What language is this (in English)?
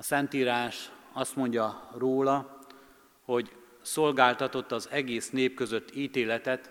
Hungarian